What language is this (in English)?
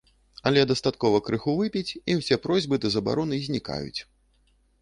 Belarusian